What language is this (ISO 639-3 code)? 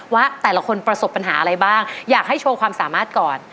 tha